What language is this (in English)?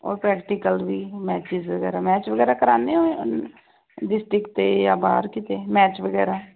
Punjabi